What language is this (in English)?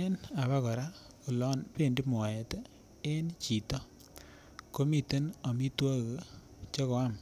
Kalenjin